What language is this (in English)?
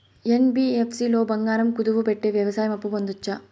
Telugu